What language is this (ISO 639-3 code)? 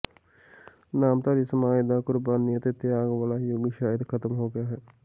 pan